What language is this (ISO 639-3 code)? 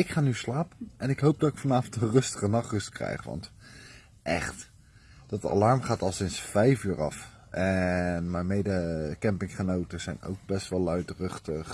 nld